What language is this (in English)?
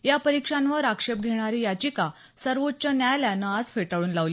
Marathi